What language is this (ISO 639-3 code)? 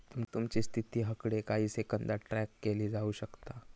mar